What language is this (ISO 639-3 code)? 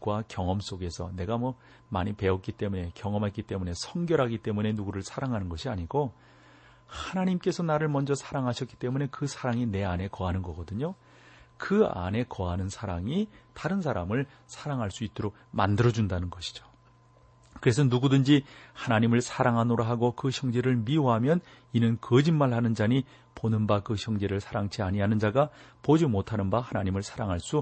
kor